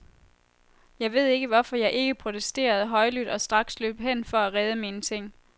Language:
Danish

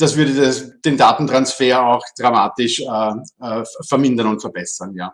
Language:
German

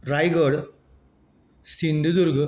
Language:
Konkani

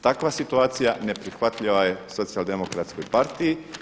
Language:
Croatian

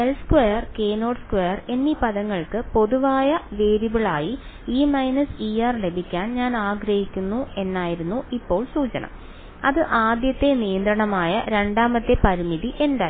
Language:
Malayalam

